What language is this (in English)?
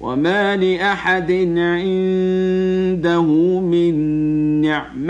Arabic